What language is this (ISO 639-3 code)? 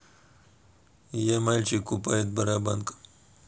rus